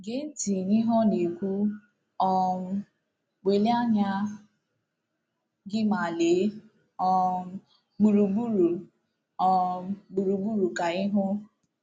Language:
Igbo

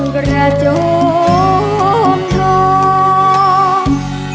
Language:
Thai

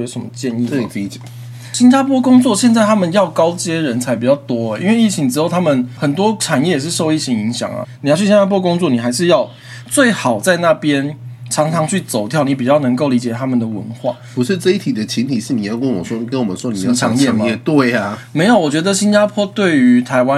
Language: Chinese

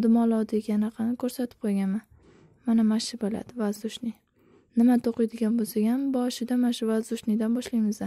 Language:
Turkish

